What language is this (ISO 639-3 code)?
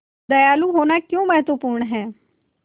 hin